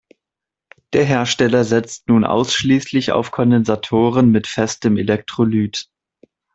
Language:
German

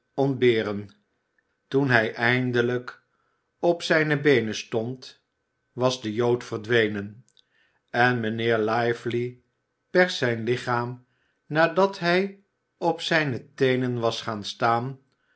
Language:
Dutch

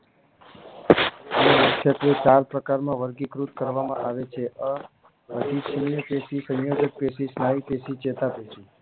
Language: Gujarati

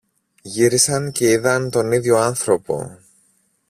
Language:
Greek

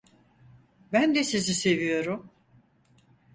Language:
Turkish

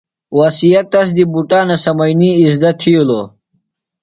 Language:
Phalura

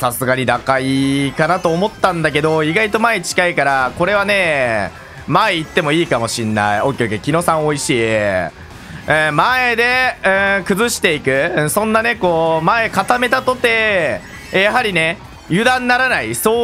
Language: Japanese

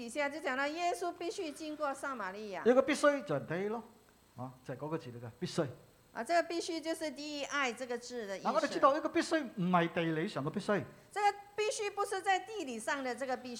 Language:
Chinese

